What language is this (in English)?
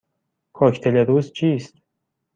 Persian